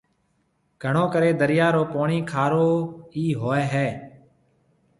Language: Marwari (Pakistan)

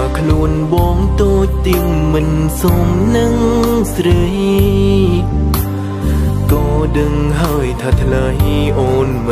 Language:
Thai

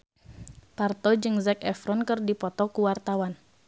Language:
Sundanese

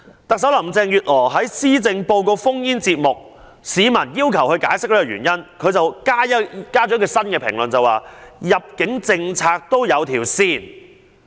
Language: Cantonese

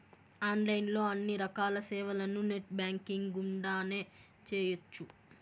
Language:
Telugu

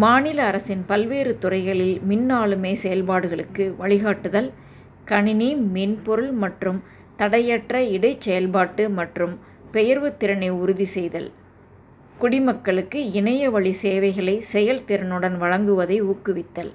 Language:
Tamil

